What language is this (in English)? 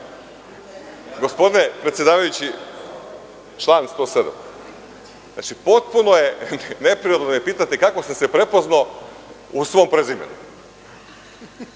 Serbian